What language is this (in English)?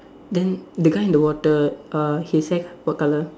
English